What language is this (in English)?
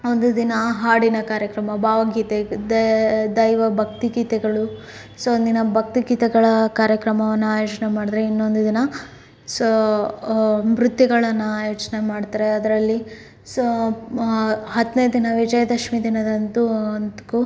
Kannada